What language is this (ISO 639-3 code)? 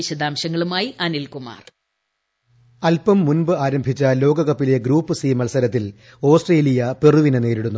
mal